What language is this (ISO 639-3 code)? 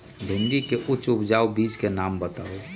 mag